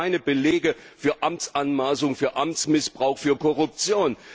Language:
German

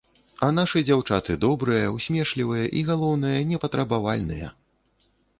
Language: Belarusian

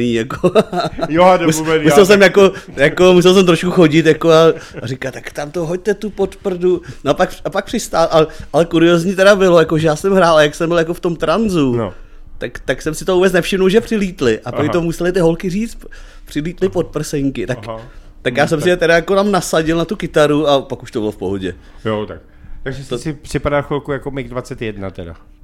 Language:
Czech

